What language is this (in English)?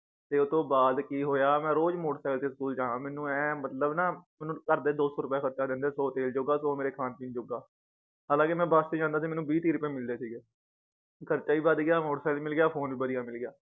Punjabi